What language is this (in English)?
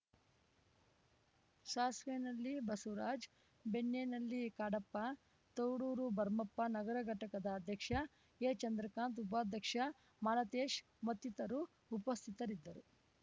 Kannada